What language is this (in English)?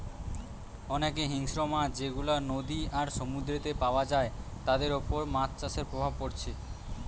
Bangla